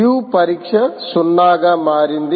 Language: Telugu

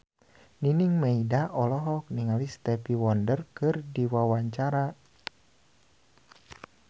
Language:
Sundanese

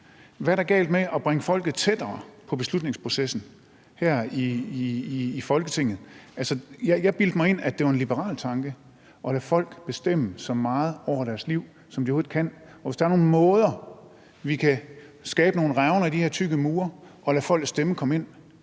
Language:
Danish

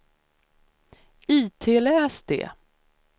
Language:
Swedish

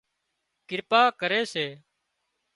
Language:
Wadiyara Koli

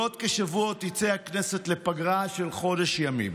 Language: Hebrew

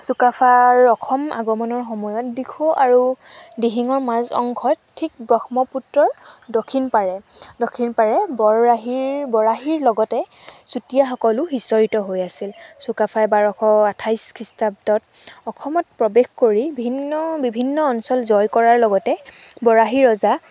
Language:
Assamese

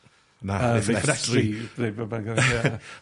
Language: Welsh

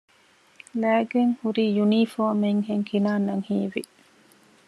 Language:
Divehi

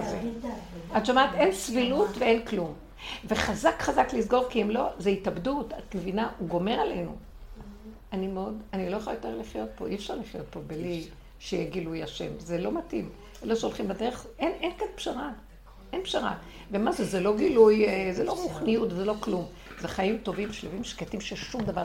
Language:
Hebrew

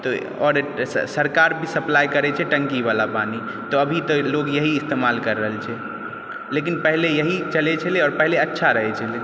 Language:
Maithili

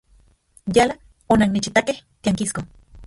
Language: Central Puebla Nahuatl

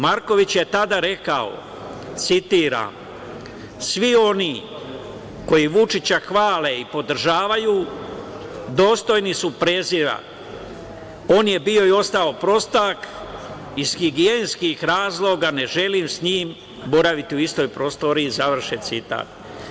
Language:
Serbian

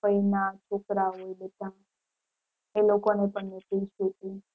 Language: Gujarati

